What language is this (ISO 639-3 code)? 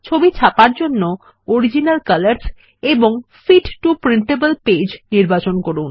ben